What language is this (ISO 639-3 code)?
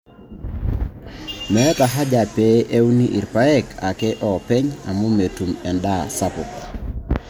mas